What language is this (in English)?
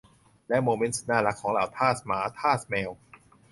Thai